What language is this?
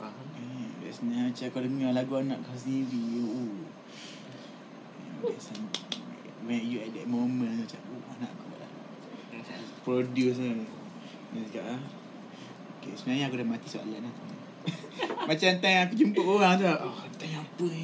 Malay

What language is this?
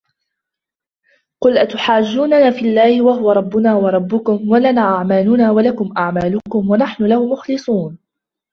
Arabic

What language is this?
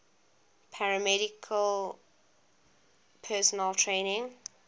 English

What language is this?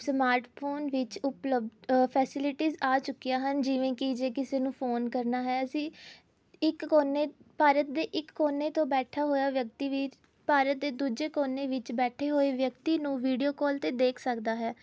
Punjabi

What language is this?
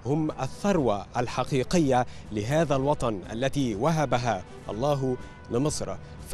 Arabic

